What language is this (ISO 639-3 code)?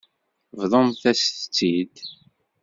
kab